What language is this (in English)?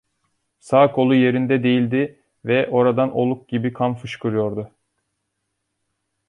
Turkish